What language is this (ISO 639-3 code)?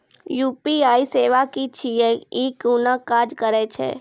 mai